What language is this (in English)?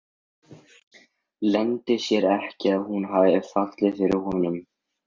Icelandic